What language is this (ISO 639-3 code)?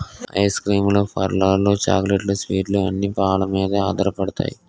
tel